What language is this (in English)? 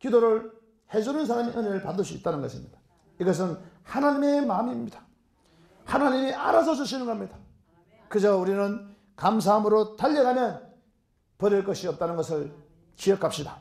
Korean